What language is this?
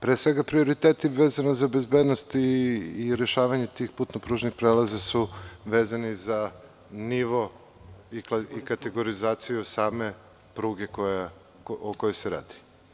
Serbian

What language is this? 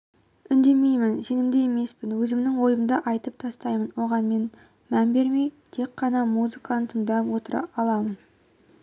Kazakh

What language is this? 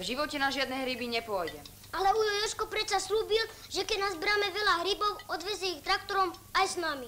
Czech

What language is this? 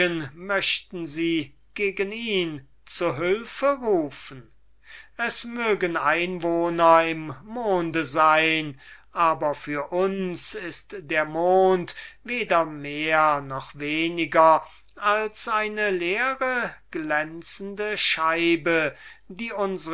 German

